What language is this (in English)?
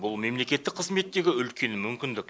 Kazakh